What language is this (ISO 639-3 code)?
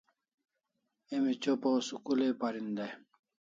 kls